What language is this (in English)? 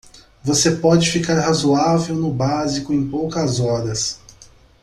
Portuguese